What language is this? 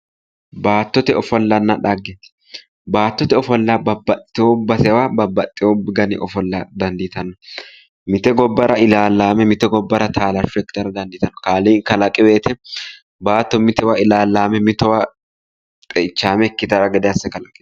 Sidamo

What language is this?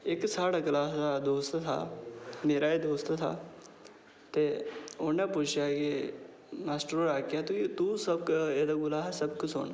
Dogri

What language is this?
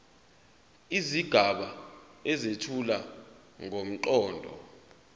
Zulu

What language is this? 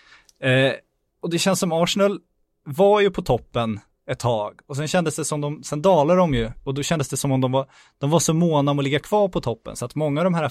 Swedish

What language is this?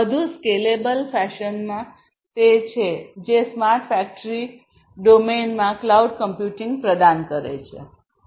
Gujarati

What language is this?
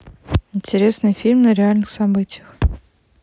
Russian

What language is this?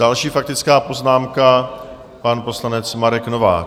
Czech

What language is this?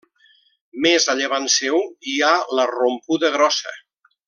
Catalan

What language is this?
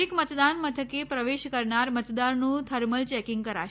Gujarati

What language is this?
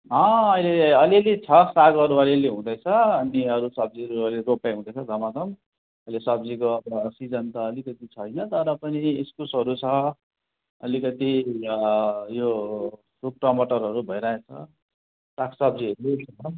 Nepali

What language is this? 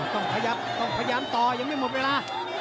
Thai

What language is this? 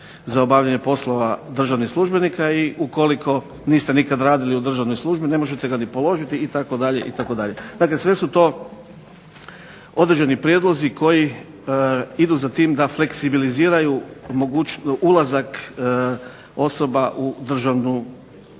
Croatian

